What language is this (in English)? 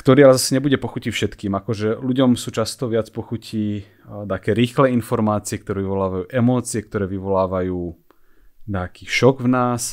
Slovak